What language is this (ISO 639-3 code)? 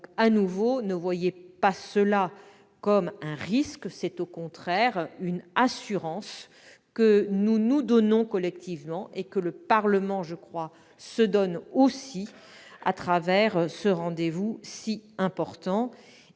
fra